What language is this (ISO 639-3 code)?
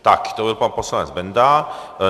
ces